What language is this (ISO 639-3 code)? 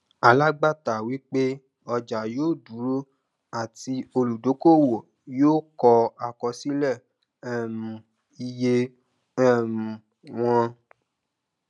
yor